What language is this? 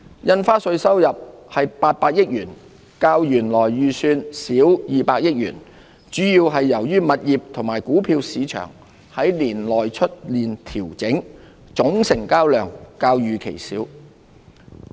Cantonese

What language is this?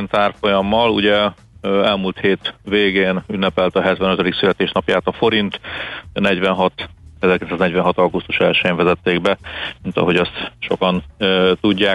Hungarian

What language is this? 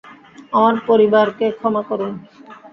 Bangla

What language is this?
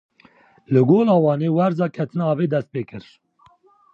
Kurdish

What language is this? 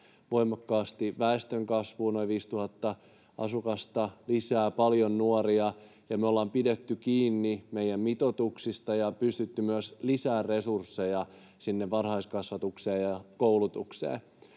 Finnish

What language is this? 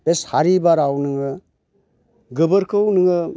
Bodo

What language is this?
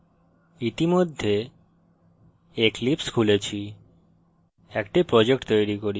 Bangla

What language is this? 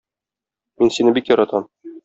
Tatar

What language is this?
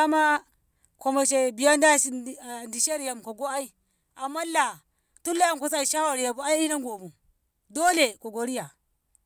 Ngamo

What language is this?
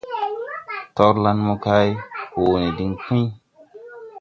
Tupuri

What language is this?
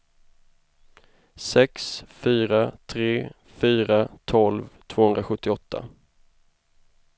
Swedish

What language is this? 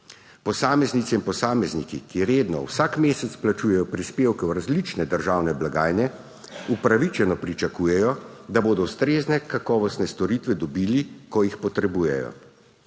Slovenian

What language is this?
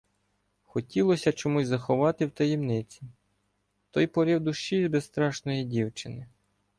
Ukrainian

